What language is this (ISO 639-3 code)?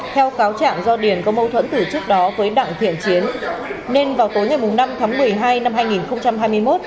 vie